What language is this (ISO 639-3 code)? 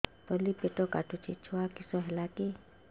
ori